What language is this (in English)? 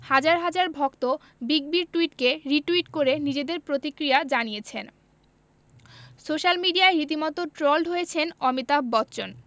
Bangla